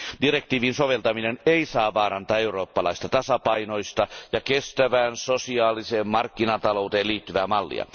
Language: Finnish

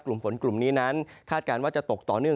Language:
Thai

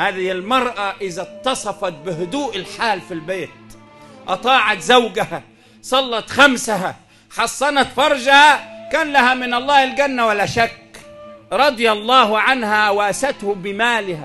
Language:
Arabic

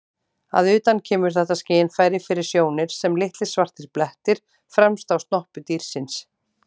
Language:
Icelandic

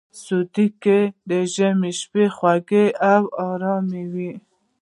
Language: Pashto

